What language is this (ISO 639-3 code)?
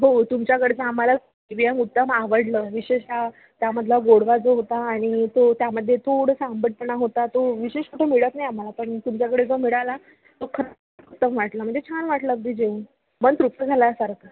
mar